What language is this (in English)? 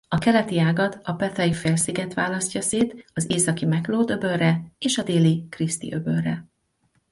Hungarian